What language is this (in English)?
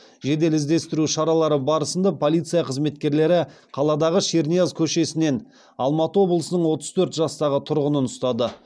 Kazakh